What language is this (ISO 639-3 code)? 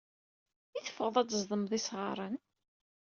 kab